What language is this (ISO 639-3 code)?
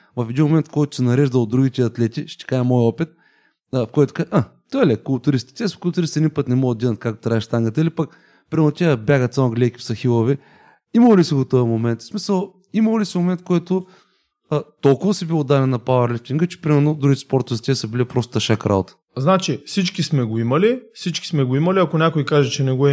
bul